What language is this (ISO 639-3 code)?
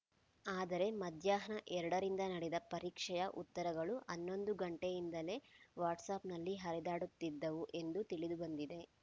kan